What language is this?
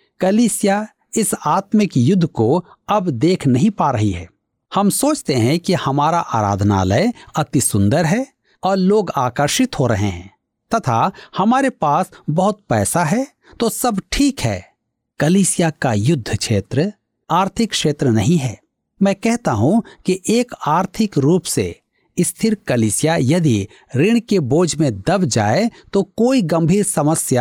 Hindi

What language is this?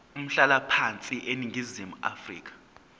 Zulu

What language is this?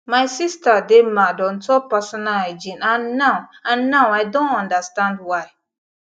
Nigerian Pidgin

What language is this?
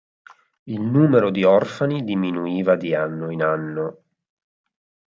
Italian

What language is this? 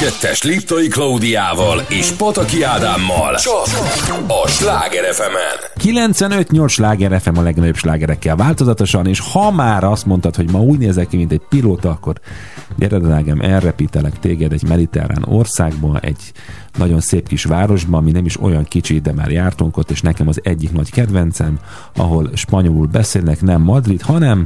Hungarian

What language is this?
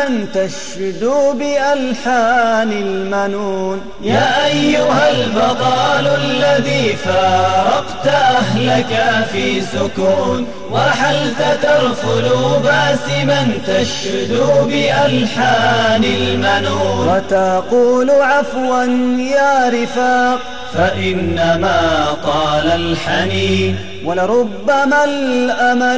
Arabic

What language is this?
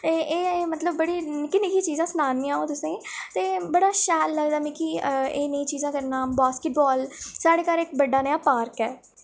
Dogri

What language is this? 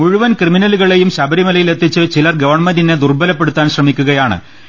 Malayalam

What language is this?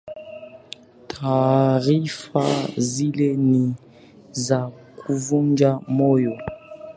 Swahili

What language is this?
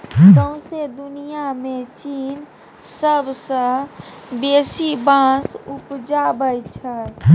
Maithili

